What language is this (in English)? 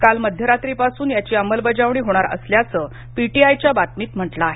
Marathi